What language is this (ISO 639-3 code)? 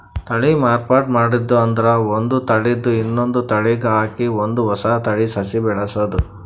kan